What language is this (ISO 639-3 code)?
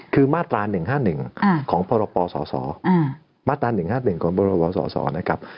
tha